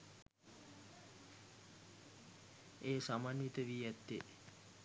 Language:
Sinhala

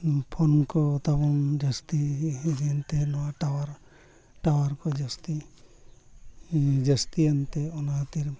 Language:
Santali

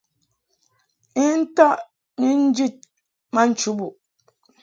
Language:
Mungaka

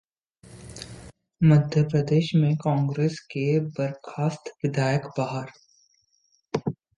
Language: Hindi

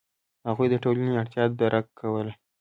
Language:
Pashto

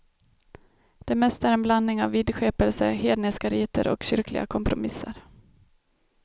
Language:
Swedish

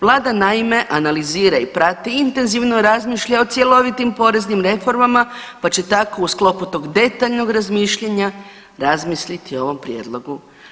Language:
Croatian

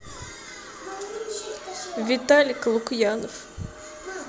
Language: Russian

